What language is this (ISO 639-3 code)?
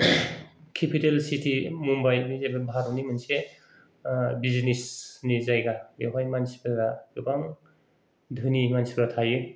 brx